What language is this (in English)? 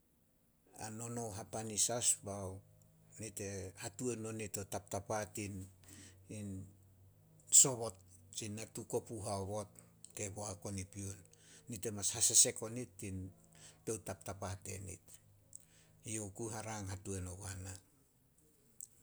Solos